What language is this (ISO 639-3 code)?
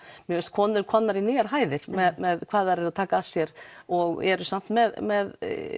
isl